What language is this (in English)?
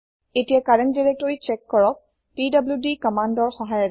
Assamese